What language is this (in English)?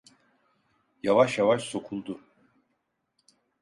Turkish